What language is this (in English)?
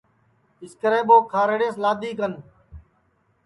Sansi